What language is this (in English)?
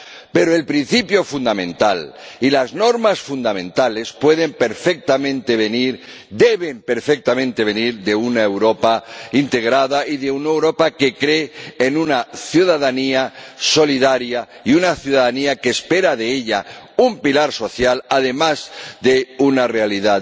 Spanish